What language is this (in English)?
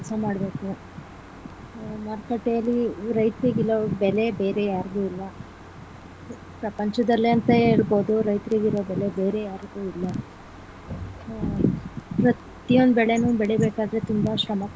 Kannada